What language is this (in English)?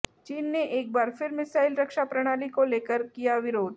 Hindi